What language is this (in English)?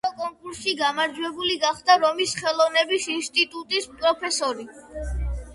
Georgian